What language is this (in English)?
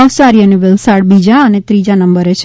Gujarati